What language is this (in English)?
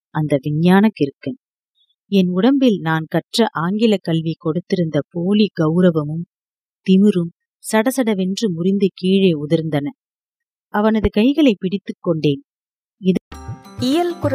Tamil